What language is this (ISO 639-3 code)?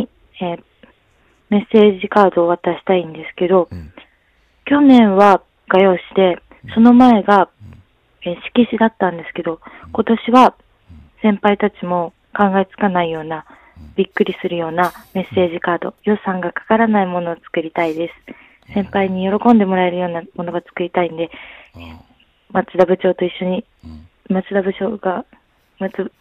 jpn